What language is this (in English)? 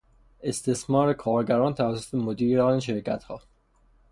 Persian